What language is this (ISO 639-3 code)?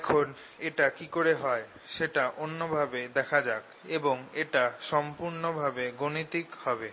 ben